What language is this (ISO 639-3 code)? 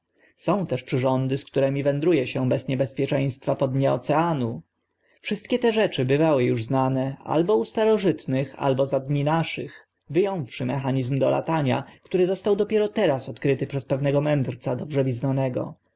pol